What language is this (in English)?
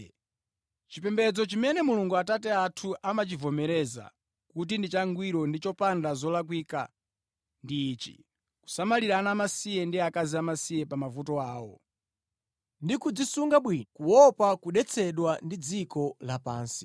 Nyanja